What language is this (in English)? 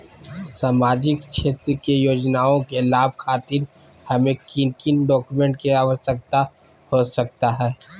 Magahi